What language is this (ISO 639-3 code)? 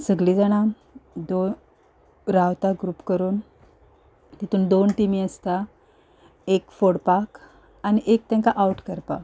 kok